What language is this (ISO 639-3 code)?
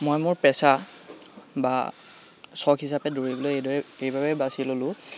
asm